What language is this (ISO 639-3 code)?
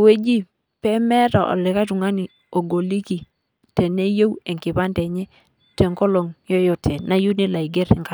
mas